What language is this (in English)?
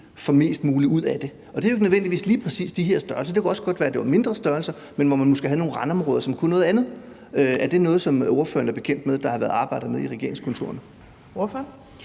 Danish